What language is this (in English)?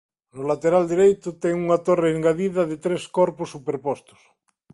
Galician